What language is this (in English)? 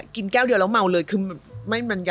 Thai